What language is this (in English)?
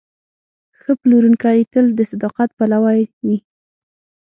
Pashto